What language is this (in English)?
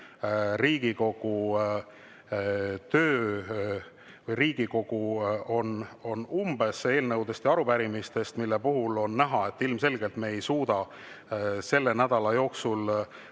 Estonian